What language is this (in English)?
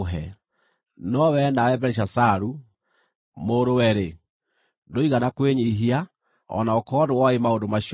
Kikuyu